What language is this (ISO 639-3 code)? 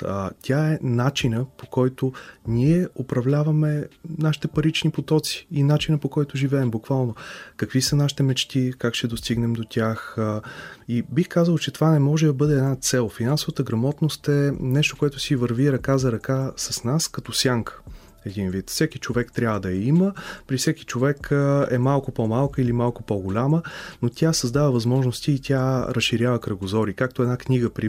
bul